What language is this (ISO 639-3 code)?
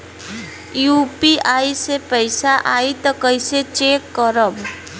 bho